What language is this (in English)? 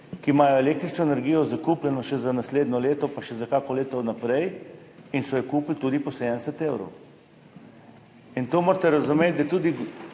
Slovenian